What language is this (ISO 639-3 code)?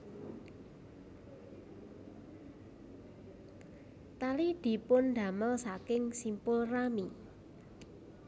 jav